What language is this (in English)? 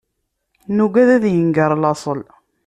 Kabyle